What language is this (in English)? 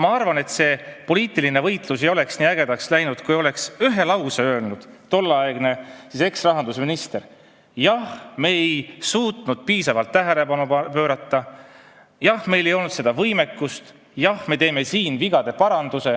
Estonian